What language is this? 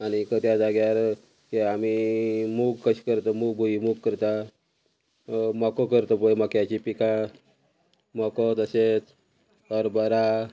Konkani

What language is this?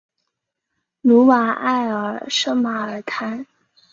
Chinese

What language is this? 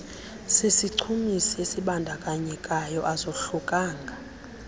Xhosa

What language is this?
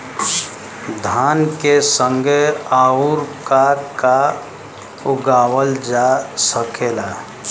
Bhojpuri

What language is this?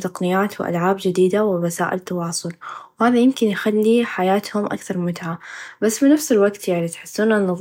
Najdi Arabic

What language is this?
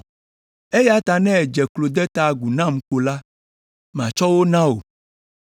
Ewe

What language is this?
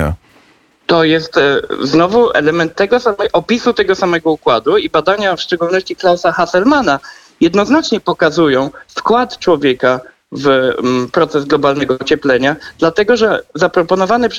Polish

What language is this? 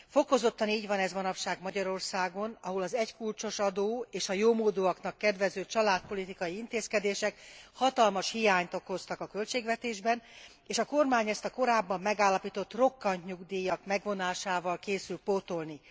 Hungarian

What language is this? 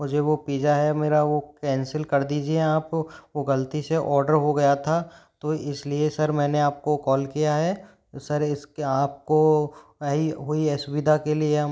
Hindi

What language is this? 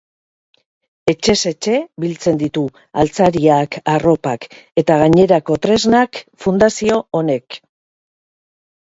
Basque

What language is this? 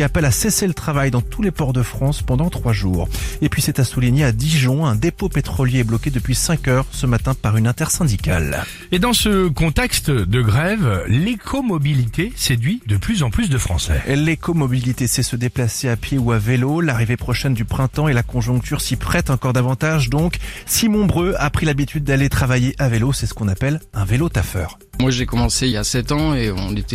French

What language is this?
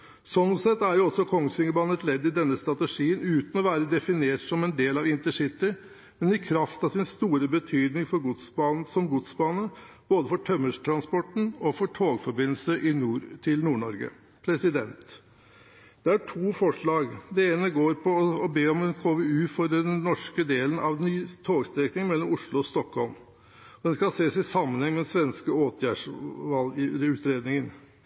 Norwegian Bokmål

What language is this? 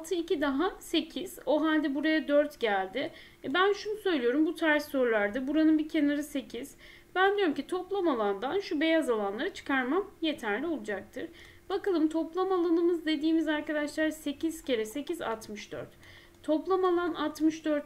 Turkish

